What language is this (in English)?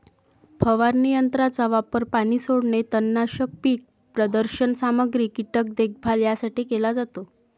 Marathi